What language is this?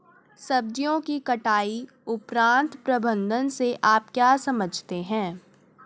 Hindi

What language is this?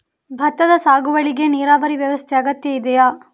Kannada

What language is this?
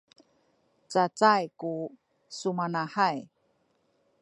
Sakizaya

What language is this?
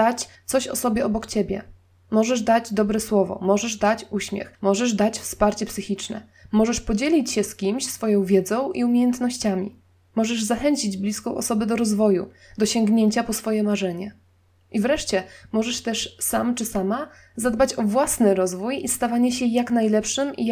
Polish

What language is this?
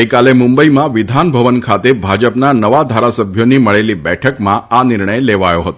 Gujarati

